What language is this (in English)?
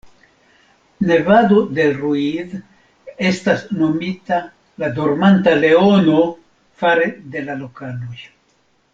Esperanto